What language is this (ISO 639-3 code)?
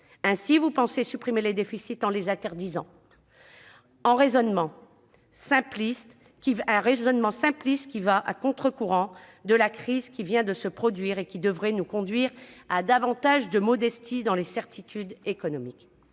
fra